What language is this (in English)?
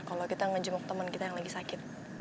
Indonesian